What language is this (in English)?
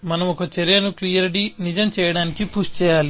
Telugu